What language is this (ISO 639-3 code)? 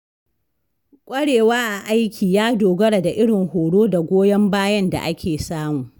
hau